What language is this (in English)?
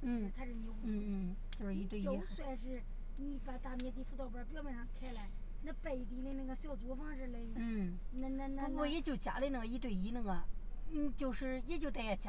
Chinese